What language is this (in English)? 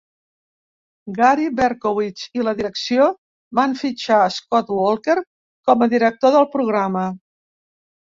Catalan